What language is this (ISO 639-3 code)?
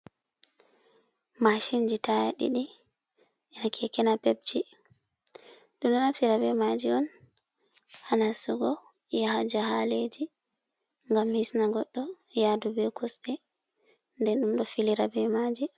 ful